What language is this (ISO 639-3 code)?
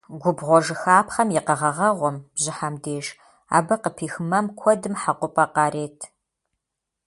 kbd